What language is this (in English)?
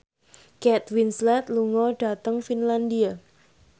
Javanese